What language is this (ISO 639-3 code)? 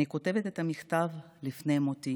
heb